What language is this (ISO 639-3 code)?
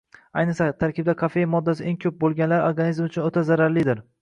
uzb